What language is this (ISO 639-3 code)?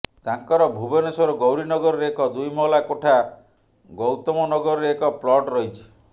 ori